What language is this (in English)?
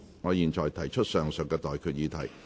Cantonese